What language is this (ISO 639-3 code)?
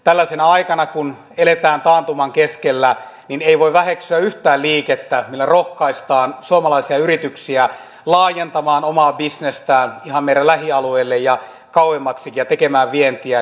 fin